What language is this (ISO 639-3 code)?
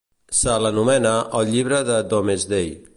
cat